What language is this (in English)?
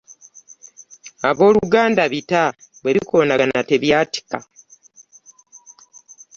Ganda